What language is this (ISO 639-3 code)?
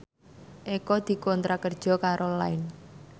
jav